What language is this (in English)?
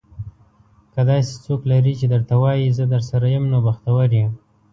Pashto